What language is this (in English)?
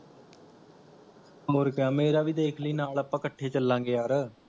Punjabi